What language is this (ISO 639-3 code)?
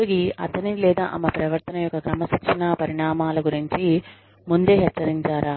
tel